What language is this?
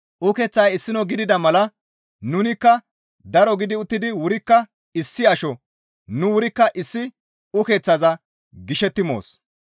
Gamo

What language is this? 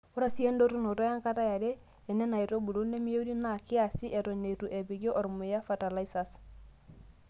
Masai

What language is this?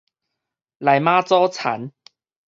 Min Nan Chinese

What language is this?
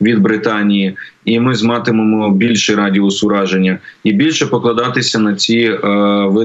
Ukrainian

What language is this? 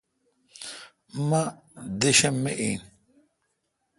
Kalkoti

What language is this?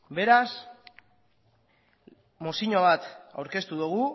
Basque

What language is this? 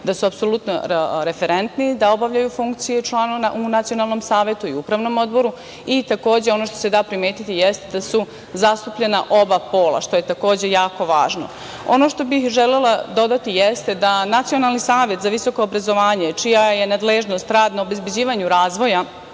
Serbian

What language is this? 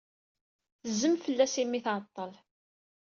Kabyle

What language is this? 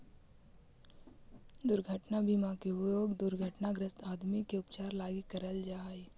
Magahi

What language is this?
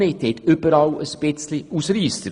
Swiss German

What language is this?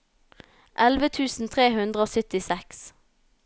Norwegian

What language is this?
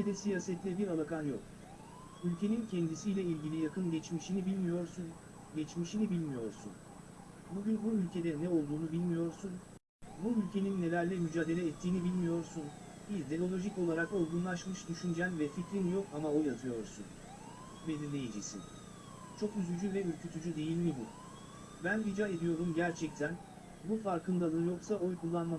Turkish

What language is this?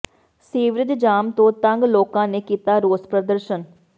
Punjabi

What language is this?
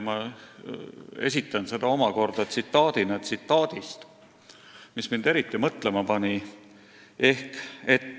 Estonian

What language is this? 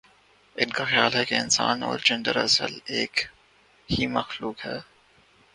Urdu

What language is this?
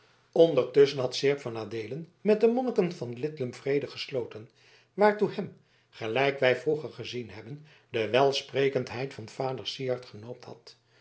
Dutch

